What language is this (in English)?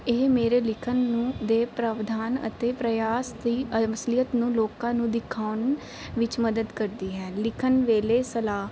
Punjabi